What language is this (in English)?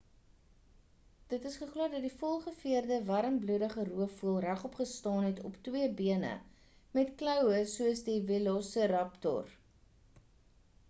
Afrikaans